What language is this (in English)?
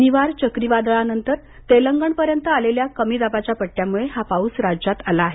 Marathi